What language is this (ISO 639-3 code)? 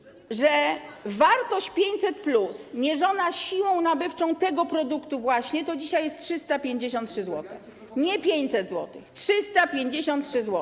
pol